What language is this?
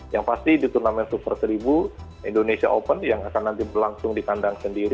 Indonesian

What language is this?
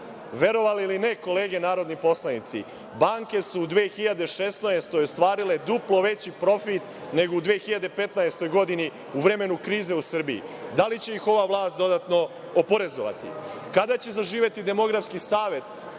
Serbian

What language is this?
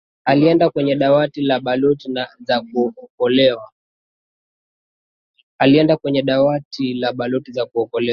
Swahili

